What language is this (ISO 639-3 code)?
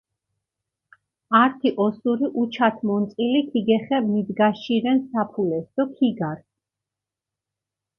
xmf